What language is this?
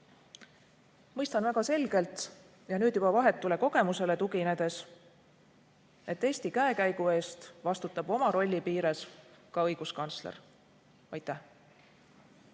Estonian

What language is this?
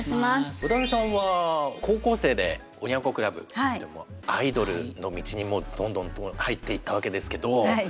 Japanese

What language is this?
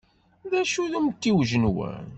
Kabyle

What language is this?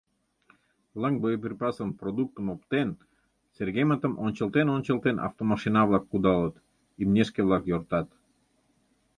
Mari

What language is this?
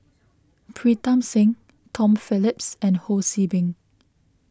English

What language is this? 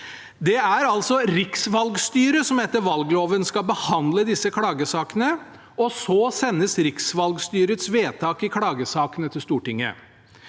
Norwegian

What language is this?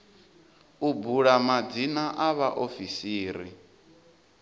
Venda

